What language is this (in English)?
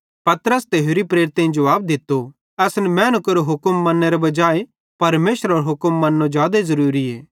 Bhadrawahi